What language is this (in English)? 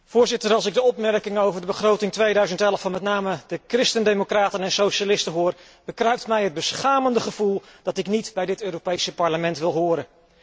Dutch